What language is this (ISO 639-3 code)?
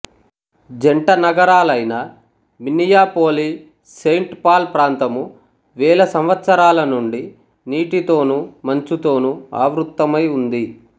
tel